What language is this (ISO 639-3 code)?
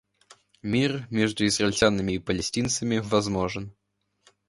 rus